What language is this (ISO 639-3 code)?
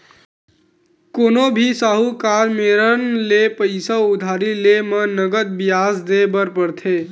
hne